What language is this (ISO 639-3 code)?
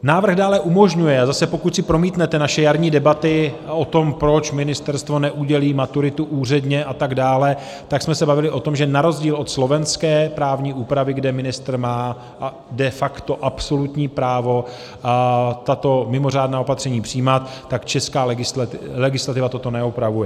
ces